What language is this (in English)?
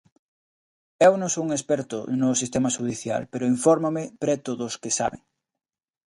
Galician